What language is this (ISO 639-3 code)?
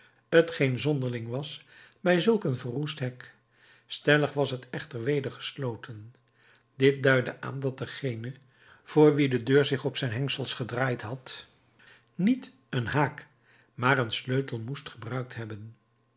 nld